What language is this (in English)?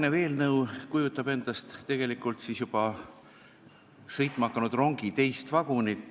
Estonian